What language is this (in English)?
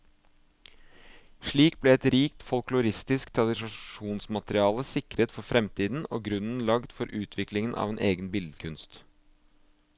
Norwegian